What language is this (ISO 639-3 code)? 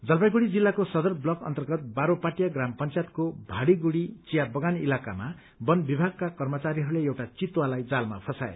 nep